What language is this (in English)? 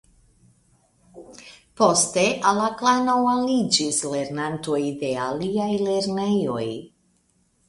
Esperanto